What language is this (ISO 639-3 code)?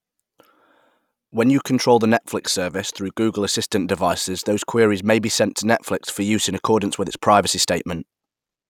eng